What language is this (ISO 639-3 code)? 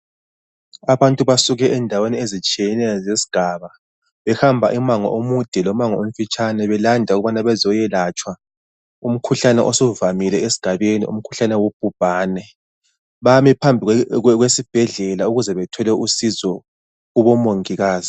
nde